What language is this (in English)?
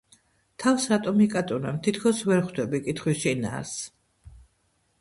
Georgian